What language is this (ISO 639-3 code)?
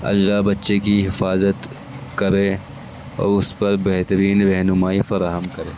urd